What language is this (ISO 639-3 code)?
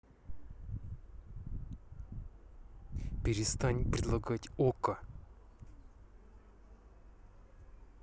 rus